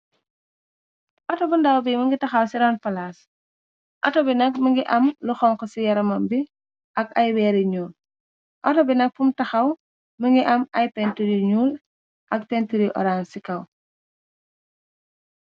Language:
Wolof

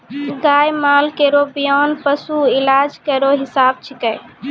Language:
Maithili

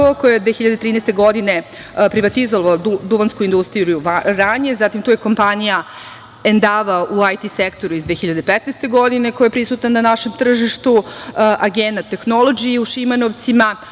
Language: Serbian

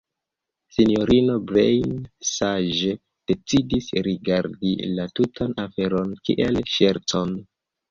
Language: Esperanto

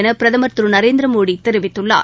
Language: Tamil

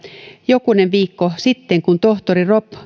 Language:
Finnish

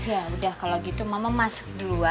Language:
Indonesian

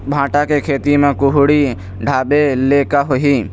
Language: Chhattisgarhi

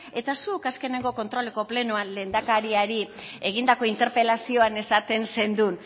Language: Basque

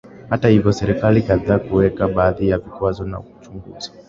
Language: Swahili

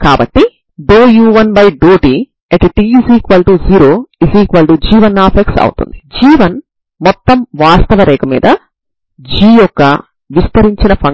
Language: Telugu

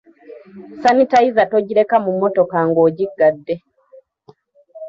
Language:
Ganda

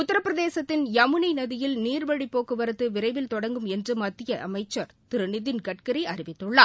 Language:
Tamil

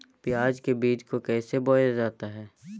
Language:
Magahi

